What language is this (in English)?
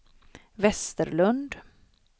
Swedish